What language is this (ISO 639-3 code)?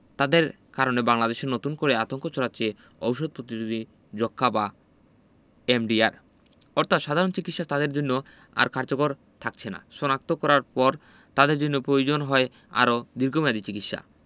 ben